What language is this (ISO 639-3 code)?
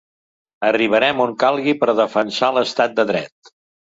cat